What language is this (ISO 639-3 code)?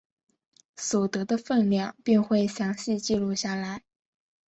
zho